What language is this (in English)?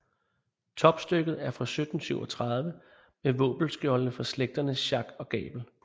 Danish